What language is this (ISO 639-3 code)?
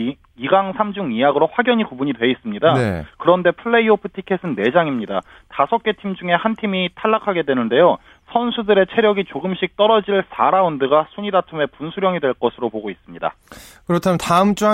kor